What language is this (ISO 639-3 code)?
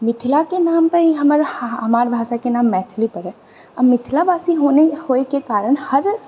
mai